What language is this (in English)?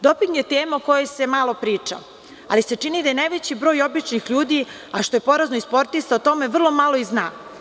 Serbian